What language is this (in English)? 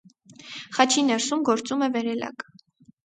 Armenian